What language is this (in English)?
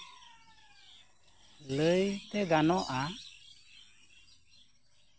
Santali